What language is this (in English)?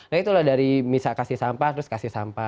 Indonesian